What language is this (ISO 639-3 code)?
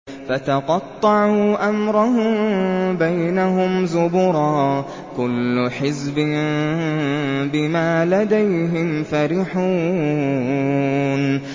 ara